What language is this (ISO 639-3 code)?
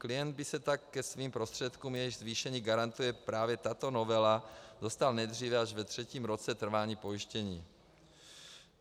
ces